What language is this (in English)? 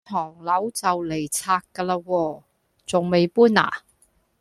Cantonese